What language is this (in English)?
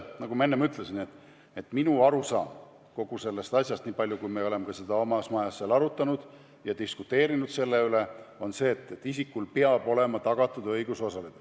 Estonian